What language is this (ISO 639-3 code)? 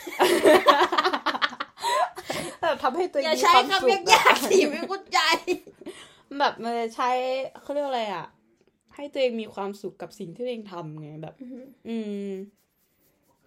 tha